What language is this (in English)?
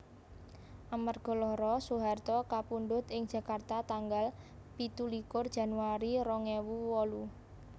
Javanese